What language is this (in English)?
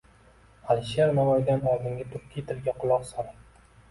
Uzbek